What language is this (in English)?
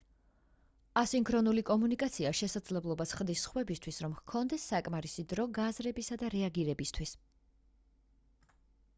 Georgian